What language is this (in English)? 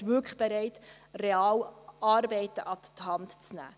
Swiss German